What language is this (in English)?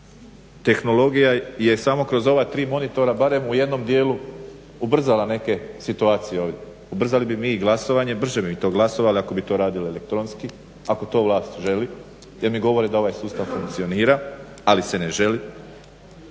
Croatian